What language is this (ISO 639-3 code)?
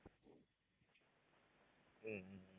tam